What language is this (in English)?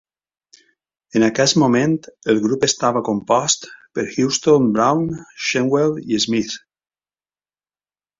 Catalan